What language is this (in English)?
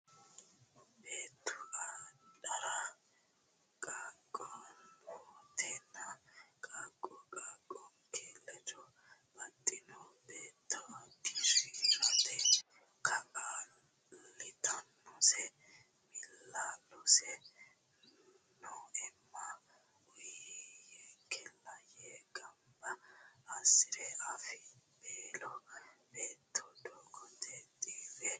Sidamo